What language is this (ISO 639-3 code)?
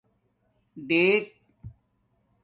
dmk